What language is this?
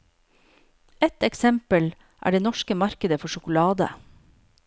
Norwegian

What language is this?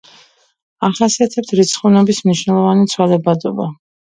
Georgian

